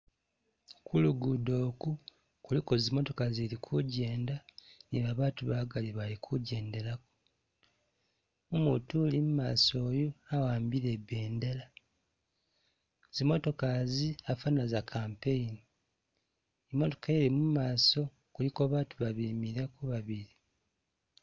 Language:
Masaaba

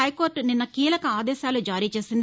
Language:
Telugu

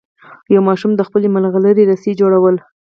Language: Pashto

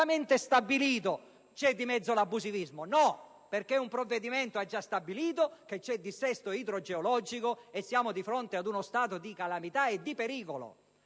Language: Italian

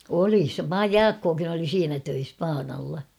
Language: Finnish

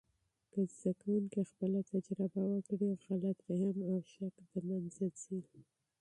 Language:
Pashto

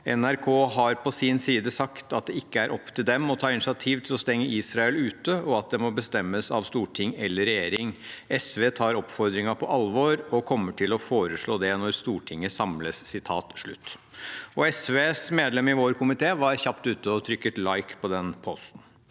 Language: Norwegian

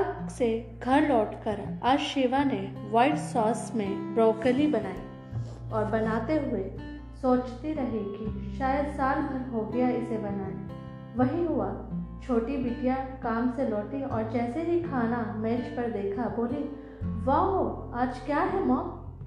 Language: Hindi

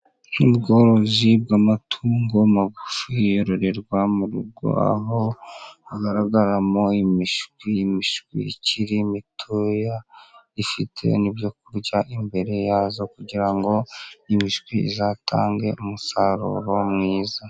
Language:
Kinyarwanda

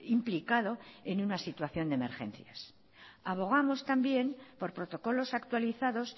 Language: Spanish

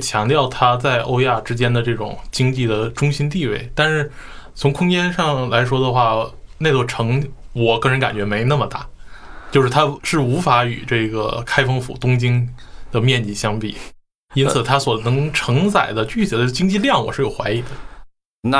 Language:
Chinese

